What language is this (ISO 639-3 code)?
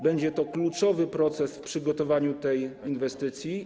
pol